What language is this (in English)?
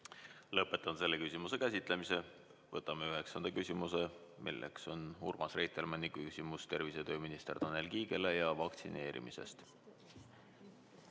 Estonian